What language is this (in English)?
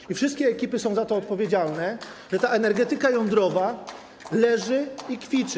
Polish